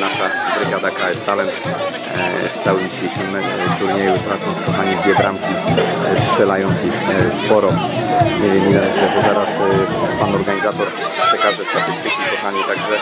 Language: Polish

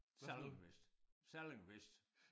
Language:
Danish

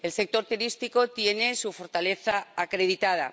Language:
Spanish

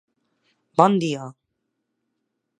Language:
Catalan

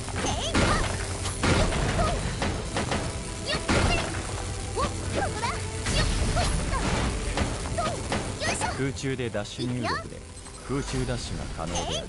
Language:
Japanese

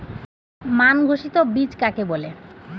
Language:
Bangla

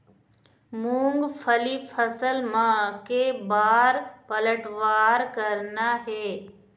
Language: Chhattisgarhi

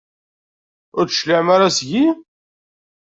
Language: Kabyle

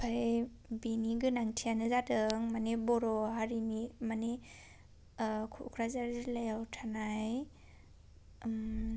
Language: Bodo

